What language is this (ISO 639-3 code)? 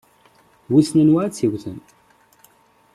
kab